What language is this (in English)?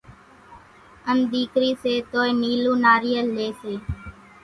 Kachi Koli